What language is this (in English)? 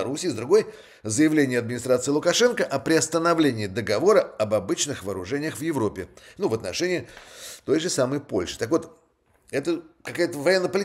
Russian